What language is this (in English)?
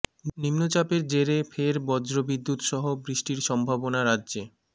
Bangla